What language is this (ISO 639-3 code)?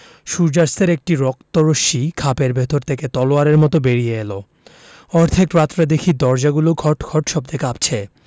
ben